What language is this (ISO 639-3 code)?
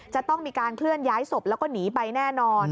tha